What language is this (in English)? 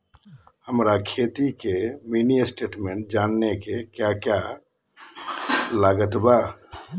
Magahi